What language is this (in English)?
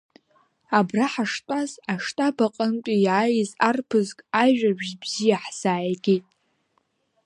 Abkhazian